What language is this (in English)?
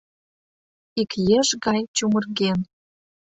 Mari